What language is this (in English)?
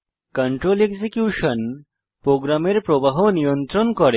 Bangla